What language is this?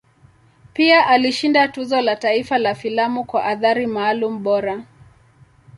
Swahili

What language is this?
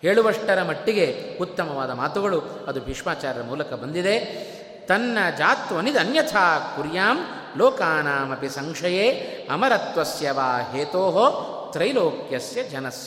Kannada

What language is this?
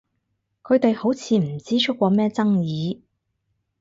Cantonese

